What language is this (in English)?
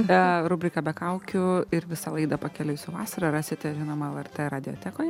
Lithuanian